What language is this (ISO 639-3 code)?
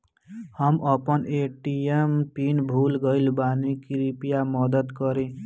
bho